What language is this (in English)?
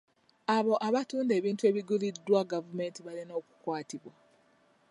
Ganda